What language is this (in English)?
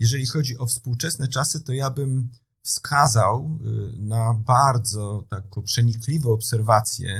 Polish